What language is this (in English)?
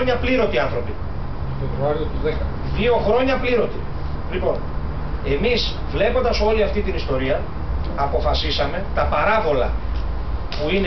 Greek